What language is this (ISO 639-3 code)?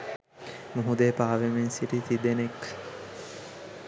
sin